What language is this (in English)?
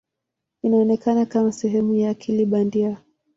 Swahili